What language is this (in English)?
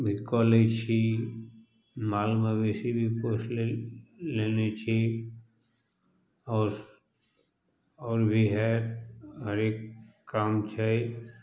Maithili